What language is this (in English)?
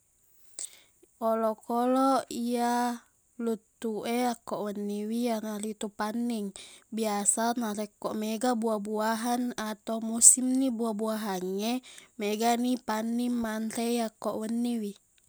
Buginese